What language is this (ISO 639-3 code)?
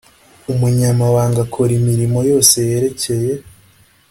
kin